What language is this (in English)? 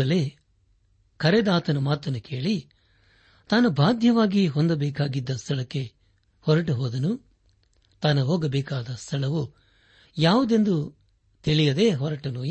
Kannada